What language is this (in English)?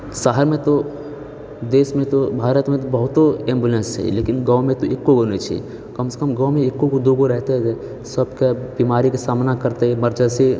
Maithili